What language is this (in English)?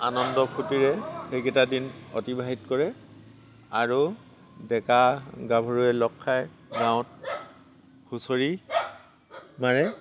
Assamese